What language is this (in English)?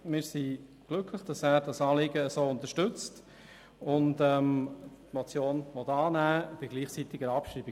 Swiss German